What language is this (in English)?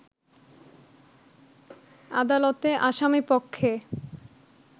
Bangla